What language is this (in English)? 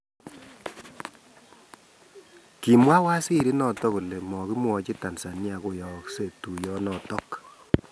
Kalenjin